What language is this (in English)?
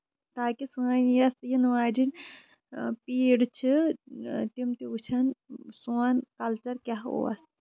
Kashmiri